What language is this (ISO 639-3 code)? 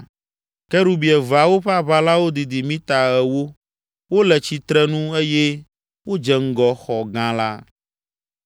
ewe